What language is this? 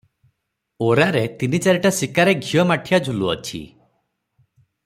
Odia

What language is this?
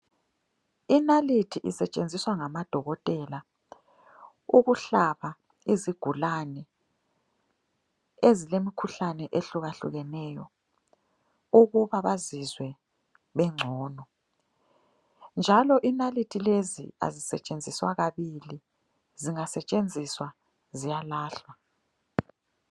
North Ndebele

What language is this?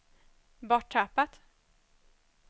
Swedish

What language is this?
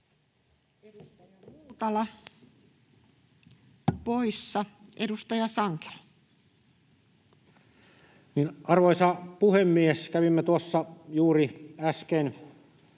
Finnish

